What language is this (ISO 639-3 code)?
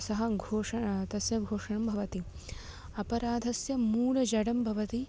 san